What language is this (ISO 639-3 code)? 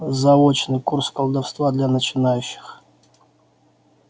rus